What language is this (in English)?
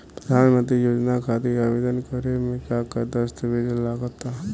Bhojpuri